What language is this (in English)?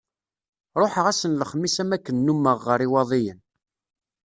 Kabyle